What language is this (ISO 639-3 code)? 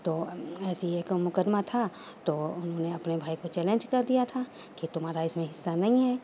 urd